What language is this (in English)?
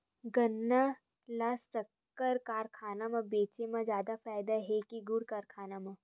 Chhattisgarhi